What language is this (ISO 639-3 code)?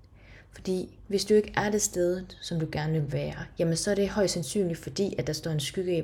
dan